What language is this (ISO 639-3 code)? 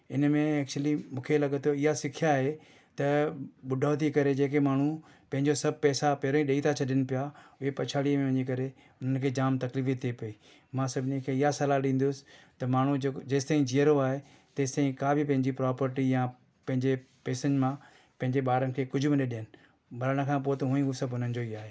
snd